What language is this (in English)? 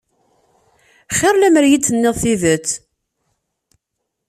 Kabyle